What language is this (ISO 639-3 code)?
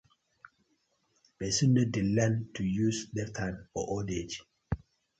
pcm